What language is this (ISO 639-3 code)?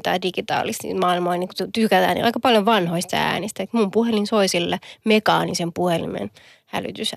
fin